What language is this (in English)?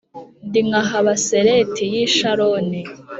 Kinyarwanda